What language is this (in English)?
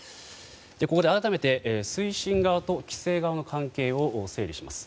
Japanese